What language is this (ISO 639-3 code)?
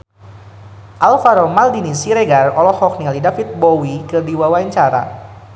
sun